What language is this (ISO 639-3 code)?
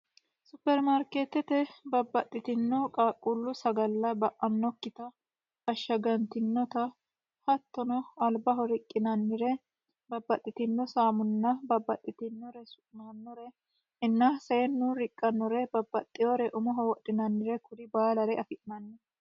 sid